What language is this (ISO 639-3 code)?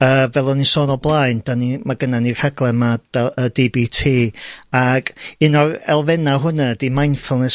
cym